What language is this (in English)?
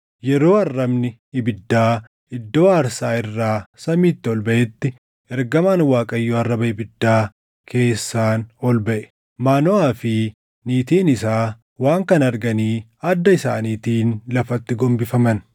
Oromo